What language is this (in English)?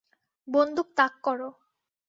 Bangla